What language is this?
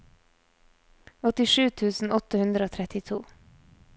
Norwegian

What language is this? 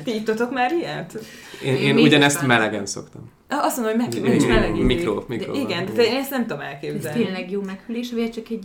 Hungarian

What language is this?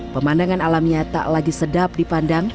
Indonesian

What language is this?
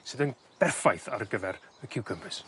Welsh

